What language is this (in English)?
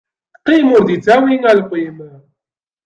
Kabyle